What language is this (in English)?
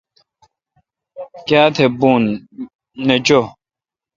Kalkoti